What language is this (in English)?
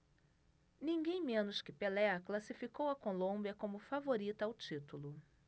Portuguese